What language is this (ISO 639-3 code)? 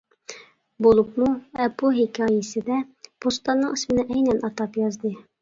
uig